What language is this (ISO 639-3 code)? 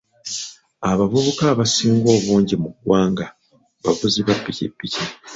lug